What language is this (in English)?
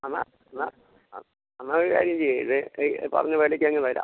Malayalam